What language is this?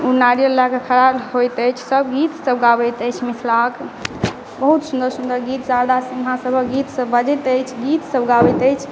Maithili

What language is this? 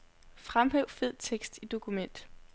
Danish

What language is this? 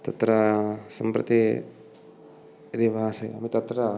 Sanskrit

